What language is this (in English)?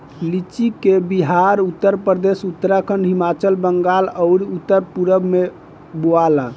Bhojpuri